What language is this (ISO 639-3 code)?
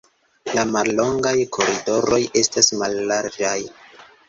epo